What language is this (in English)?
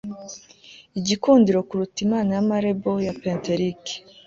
Kinyarwanda